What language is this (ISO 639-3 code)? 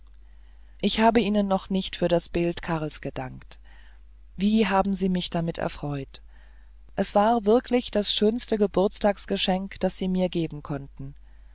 deu